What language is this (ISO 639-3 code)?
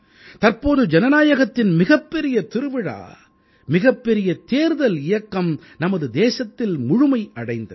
tam